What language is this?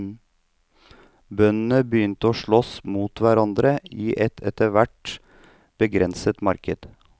Norwegian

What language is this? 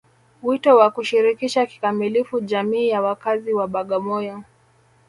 Swahili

